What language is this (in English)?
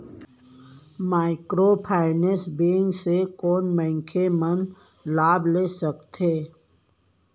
Chhattisgarhi